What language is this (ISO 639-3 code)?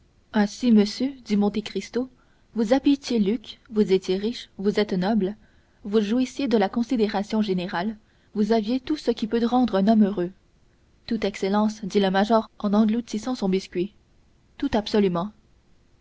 fra